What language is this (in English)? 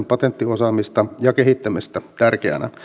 Finnish